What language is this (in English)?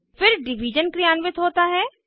Hindi